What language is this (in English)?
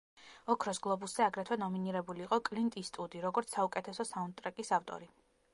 Georgian